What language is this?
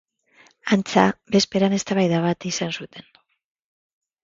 Basque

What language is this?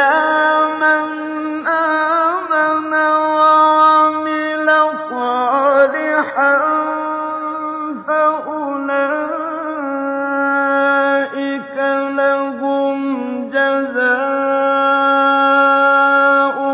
Arabic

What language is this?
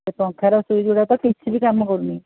Odia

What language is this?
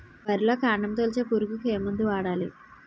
Telugu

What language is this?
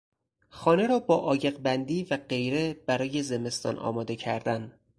Persian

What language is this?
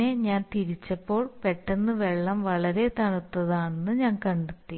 Malayalam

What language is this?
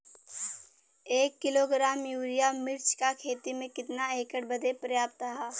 Bhojpuri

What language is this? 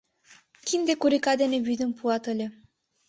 Mari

